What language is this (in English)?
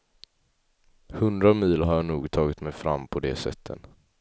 Swedish